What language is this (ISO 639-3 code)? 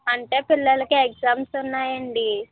tel